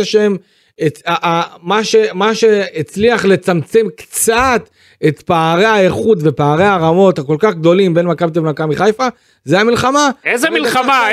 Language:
Hebrew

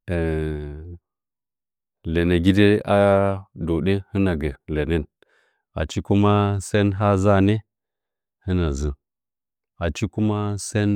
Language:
Nzanyi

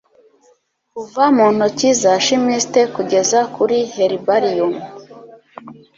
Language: Kinyarwanda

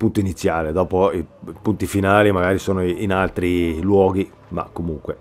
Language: Italian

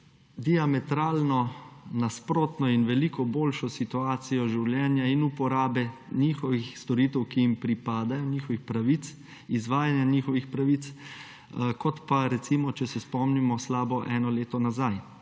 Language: Slovenian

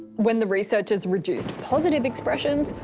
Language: English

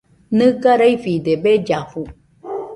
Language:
Nüpode Huitoto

